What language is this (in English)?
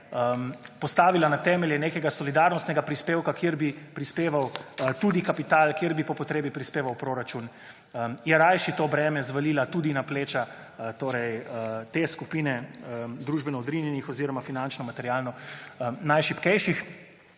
Slovenian